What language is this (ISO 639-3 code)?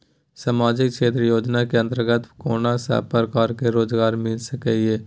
mai